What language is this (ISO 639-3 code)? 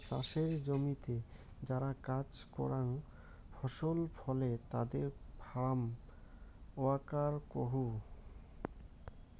ben